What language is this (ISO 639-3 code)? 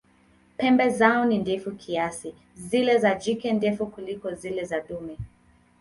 swa